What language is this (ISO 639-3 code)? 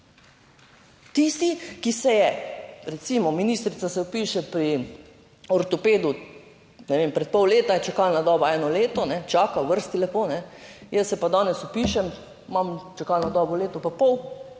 slv